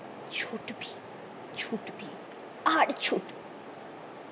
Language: Bangla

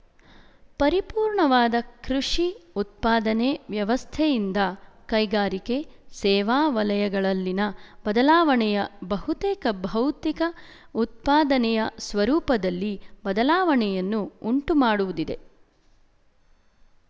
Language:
Kannada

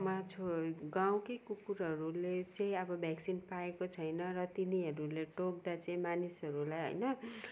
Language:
Nepali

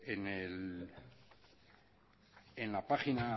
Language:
Spanish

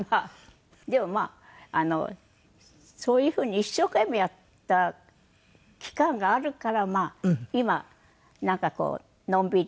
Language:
Japanese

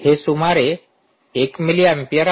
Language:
Marathi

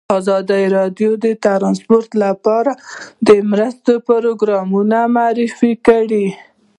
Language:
Pashto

